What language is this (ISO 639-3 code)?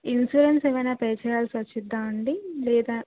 tel